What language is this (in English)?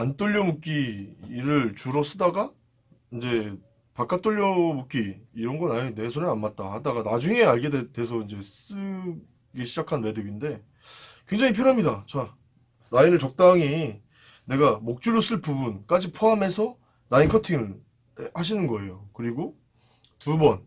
Korean